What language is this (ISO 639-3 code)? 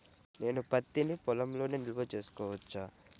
tel